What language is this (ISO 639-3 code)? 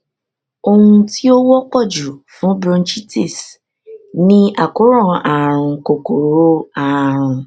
yor